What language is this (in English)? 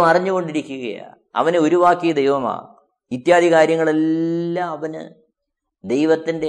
Malayalam